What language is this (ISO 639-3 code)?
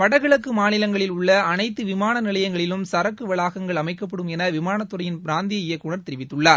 tam